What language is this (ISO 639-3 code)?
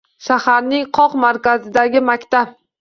uzb